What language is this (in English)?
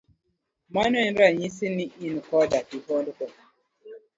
Luo (Kenya and Tanzania)